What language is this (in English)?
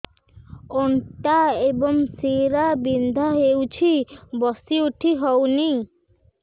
Odia